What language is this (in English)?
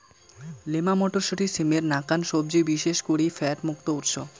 Bangla